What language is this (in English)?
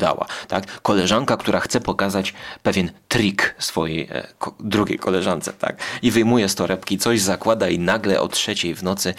Polish